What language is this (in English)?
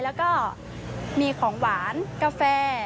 Thai